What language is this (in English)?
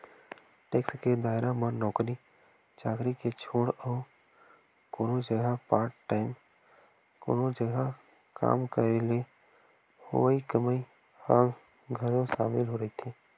Chhattisgarhi